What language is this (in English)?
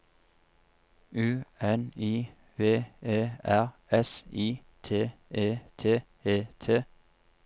Norwegian